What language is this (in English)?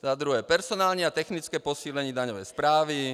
Czech